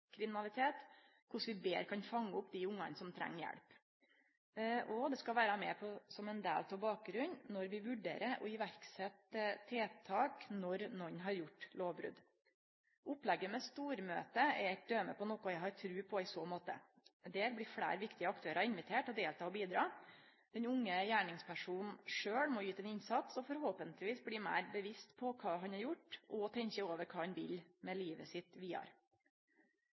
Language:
Norwegian Nynorsk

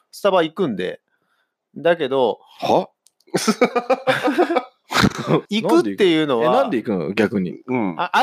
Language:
Japanese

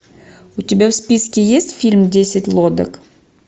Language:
Russian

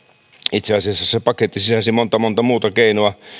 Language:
Finnish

